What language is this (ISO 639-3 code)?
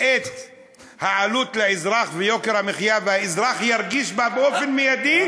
heb